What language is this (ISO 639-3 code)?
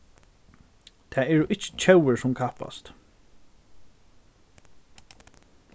fao